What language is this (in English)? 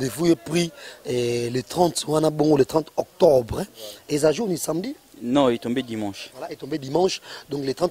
French